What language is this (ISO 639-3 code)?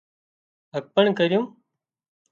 kxp